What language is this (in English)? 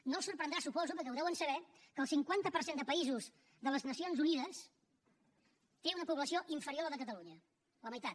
Catalan